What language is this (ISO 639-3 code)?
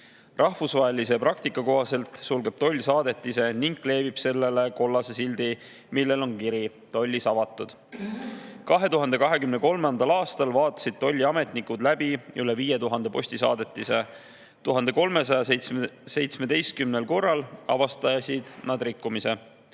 est